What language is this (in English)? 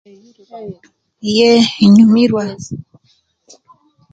Kenyi